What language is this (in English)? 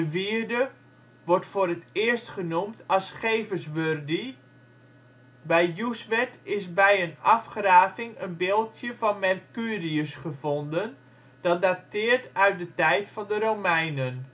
Dutch